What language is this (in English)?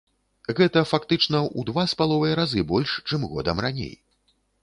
Belarusian